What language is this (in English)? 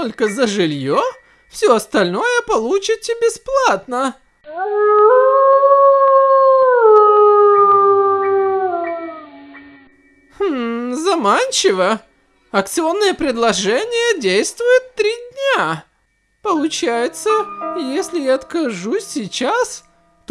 Russian